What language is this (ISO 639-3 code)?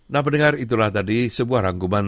ind